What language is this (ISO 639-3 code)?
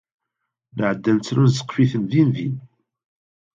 kab